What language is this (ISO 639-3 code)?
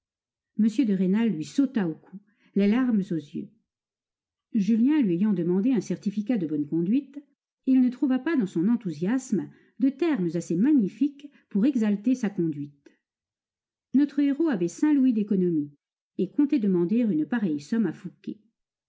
fra